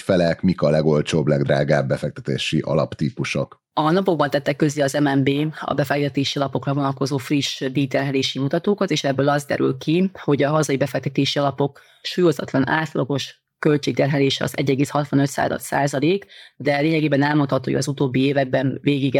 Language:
Hungarian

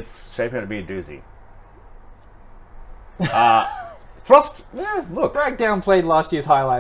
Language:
English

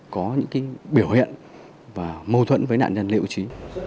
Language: Vietnamese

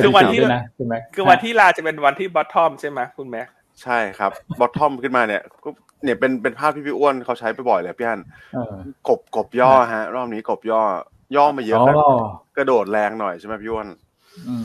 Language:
Thai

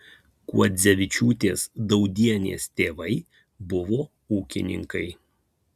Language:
Lithuanian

